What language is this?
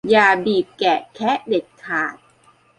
Thai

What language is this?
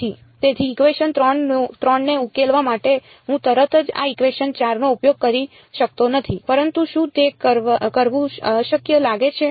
Gujarati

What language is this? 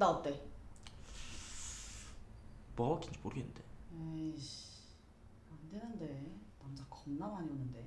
Korean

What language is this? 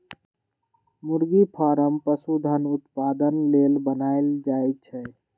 Magahi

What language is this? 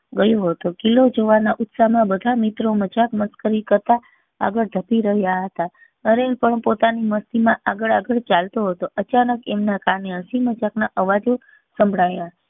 Gujarati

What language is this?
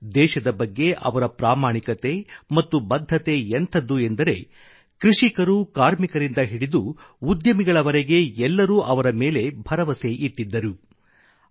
Kannada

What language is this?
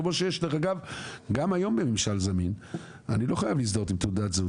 Hebrew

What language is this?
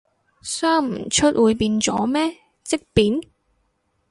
Cantonese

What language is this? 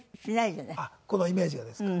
Japanese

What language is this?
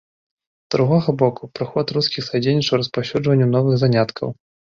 Belarusian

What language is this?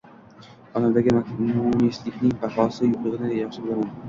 Uzbek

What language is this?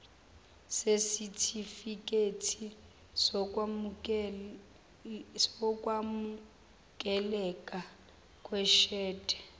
Zulu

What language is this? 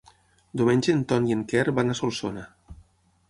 Catalan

